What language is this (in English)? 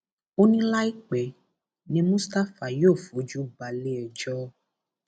Yoruba